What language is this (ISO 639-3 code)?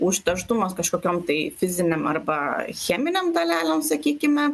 lit